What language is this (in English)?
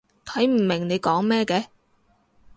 Cantonese